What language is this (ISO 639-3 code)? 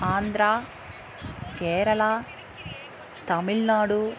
tam